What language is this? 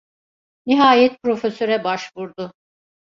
Turkish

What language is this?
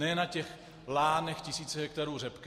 Czech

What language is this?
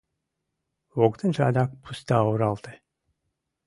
Mari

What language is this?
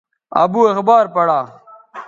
Bateri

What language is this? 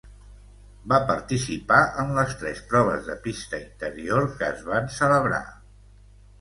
Catalan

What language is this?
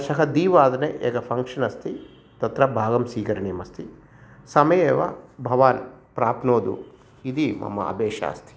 Sanskrit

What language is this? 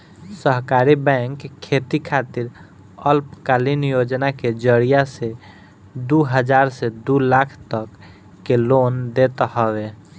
Bhojpuri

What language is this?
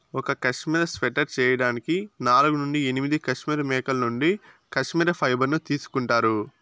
Telugu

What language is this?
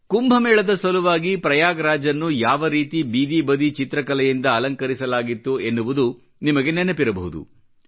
Kannada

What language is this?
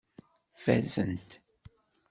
Kabyle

